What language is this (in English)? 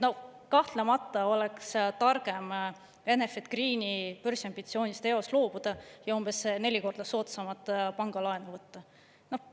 Estonian